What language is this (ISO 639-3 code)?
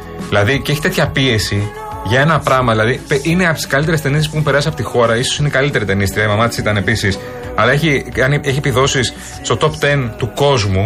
ell